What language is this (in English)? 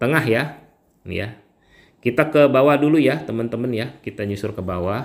Indonesian